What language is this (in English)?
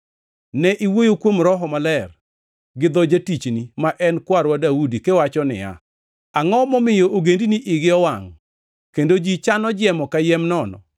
Luo (Kenya and Tanzania)